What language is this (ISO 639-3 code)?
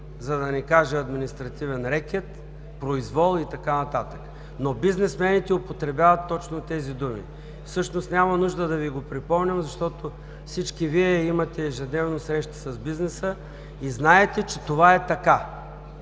bul